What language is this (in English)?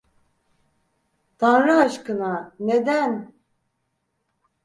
Turkish